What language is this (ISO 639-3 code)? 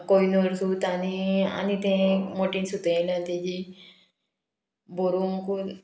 kok